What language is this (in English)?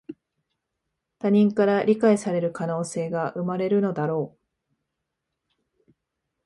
Japanese